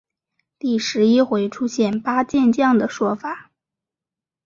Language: Chinese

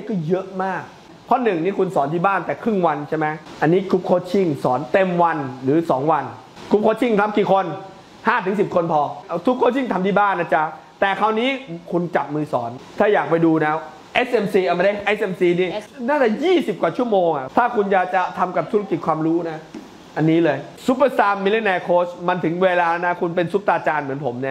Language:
Thai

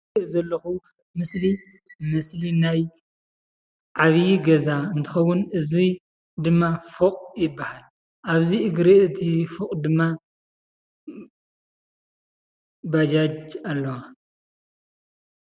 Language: Tigrinya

